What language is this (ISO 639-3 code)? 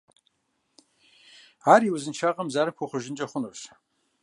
kbd